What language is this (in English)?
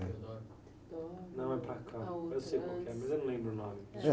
Portuguese